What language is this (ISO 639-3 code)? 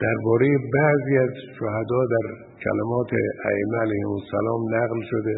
fas